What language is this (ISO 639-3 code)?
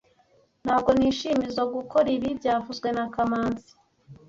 kin